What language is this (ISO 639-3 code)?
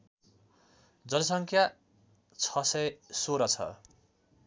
nep